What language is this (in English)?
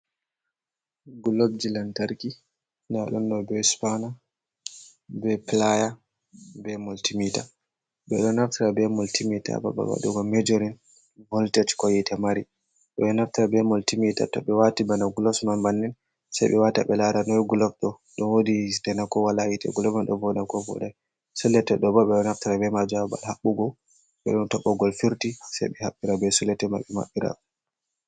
Fula